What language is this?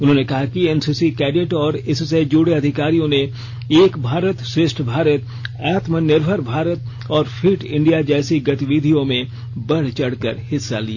Hindi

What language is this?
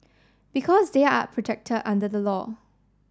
English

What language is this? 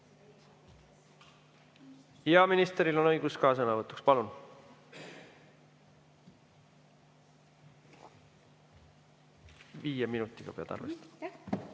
Estonian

